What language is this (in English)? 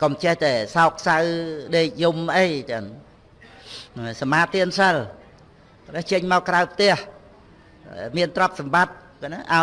Vietnamese